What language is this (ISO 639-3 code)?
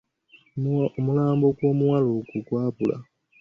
lug